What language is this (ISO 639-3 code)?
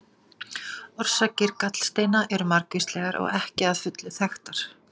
isl